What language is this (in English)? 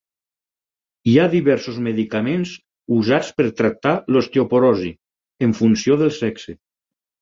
Catalan